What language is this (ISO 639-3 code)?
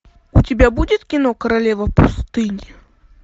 rus